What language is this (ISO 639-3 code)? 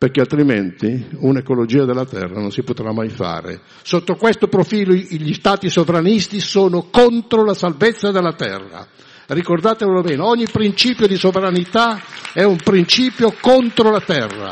ita